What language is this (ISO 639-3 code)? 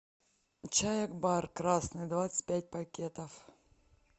rus